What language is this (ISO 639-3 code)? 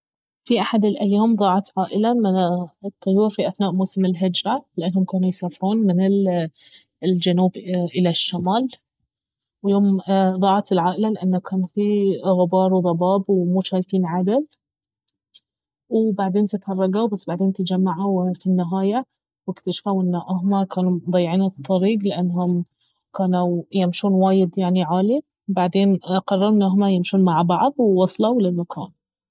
abv